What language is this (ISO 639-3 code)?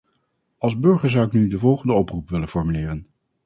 nld